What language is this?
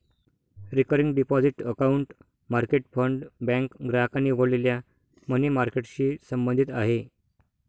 Marathi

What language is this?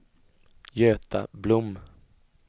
Swedish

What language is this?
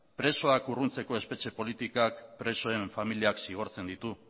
Basque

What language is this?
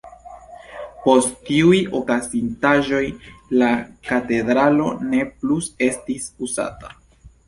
Esperanto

